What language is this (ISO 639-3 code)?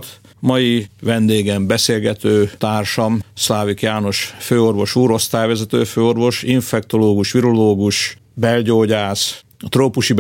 hun